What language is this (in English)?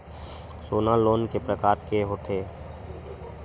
Chhattisgarhi